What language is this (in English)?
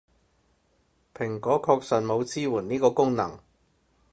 Cantonese